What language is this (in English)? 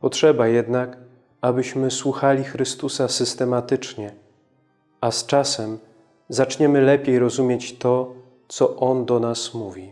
Polish